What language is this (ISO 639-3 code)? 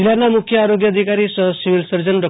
guj